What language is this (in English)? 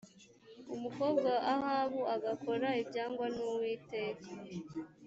Kinyarwanda